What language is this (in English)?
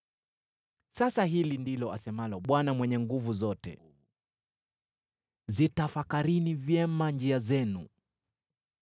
Swahili